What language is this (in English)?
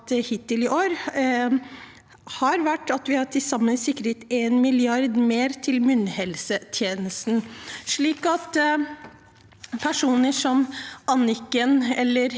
Norwegian